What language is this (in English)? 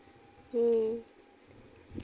Santali